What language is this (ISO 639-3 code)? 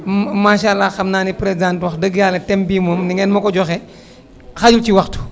wol